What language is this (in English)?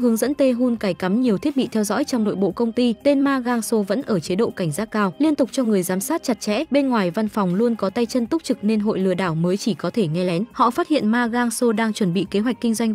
Vietnamese